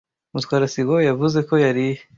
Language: Kinyarwanda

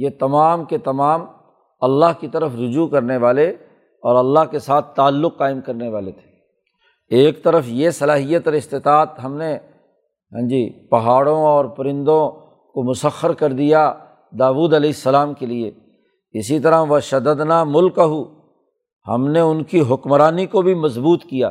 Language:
Urdu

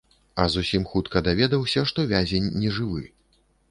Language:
Belarusian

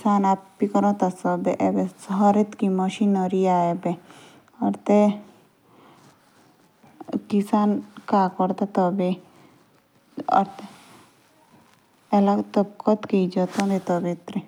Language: Jaunsari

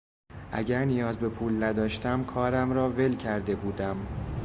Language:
Persian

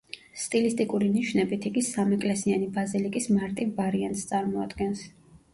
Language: Georgian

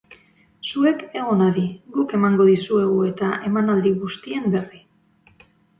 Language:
Basque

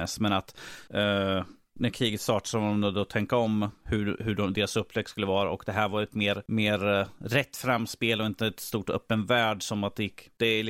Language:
Swedish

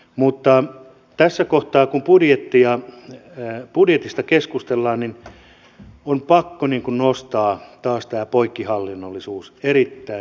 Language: Finnish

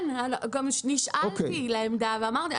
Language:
Hebrew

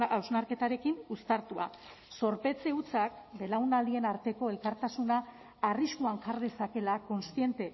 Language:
Basque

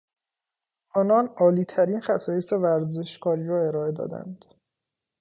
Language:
Persian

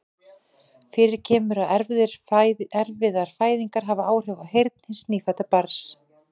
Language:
Icelandic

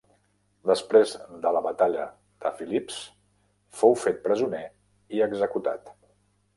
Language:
Catalan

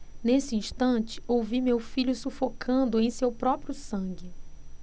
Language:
Portuguese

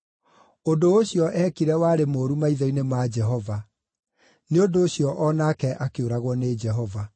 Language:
Kikuyu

